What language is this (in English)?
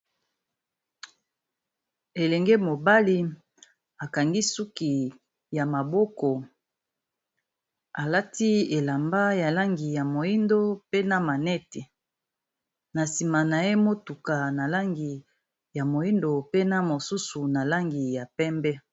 Lingala